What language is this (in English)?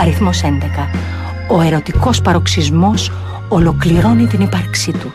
Greek